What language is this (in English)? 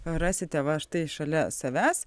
Lithuanian